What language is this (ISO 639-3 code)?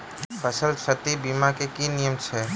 mai